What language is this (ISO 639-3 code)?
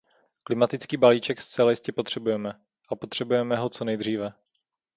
ces